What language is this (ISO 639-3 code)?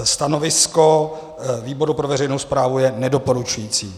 ces